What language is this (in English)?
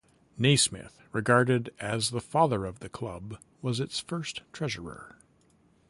English